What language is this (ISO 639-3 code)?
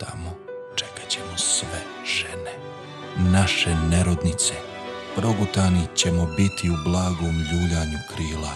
hrv